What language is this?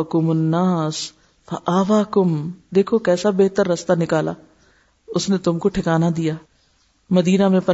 Urdu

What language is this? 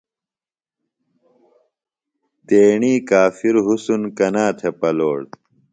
Phalura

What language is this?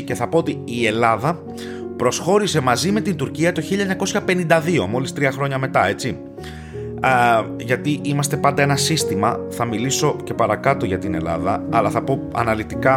Greek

